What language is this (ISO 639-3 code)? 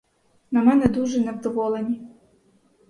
ukr